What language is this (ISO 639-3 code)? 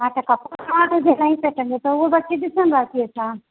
snd